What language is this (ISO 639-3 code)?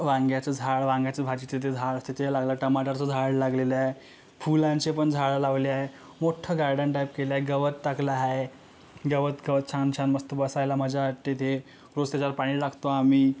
mar